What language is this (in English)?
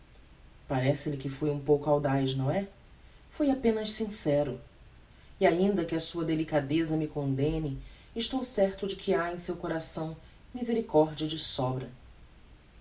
Portuguese